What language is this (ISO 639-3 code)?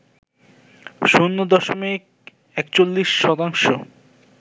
ben